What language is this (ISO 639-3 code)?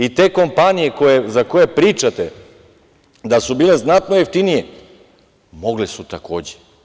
srp